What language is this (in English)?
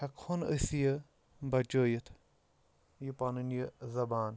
Kashmiri